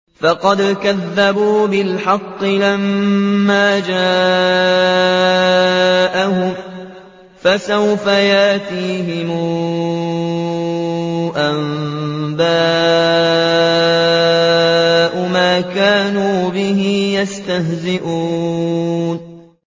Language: Arabic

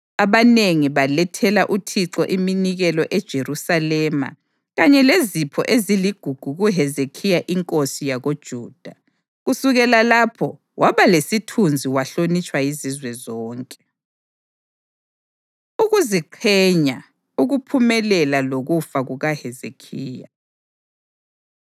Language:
North Ndebele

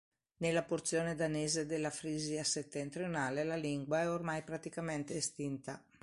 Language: Italian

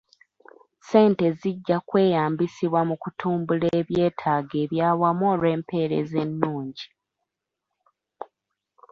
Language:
Ganda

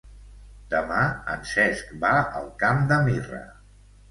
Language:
Catalan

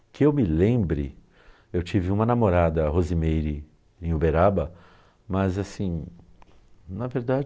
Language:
Portuguese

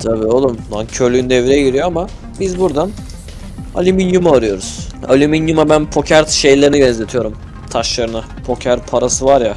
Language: Turkish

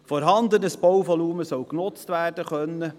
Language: Swiss German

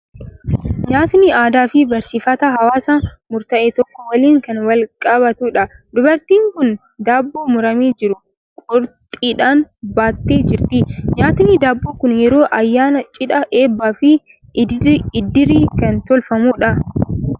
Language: Oromo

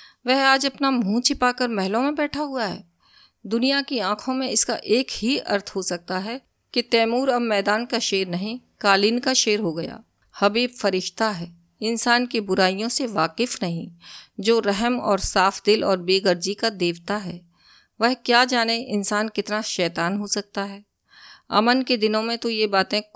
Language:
Hindi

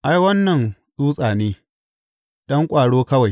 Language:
Hausa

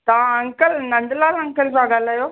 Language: Sindhi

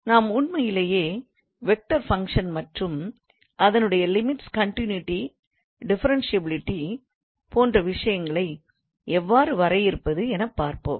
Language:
Tamil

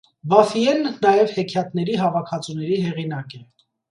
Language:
Armenian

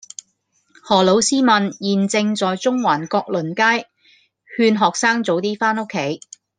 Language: Cantonese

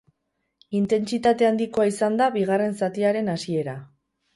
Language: Basque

